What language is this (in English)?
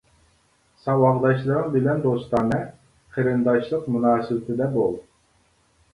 Uyghur